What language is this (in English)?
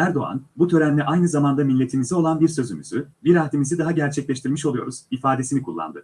Turkish